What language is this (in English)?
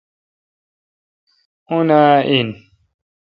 Kalkoti